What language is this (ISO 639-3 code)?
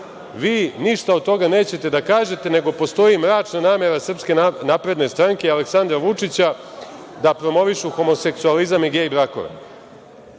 srp